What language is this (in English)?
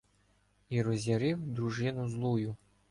Ukrainian